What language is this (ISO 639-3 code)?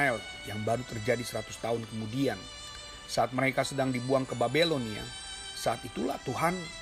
ind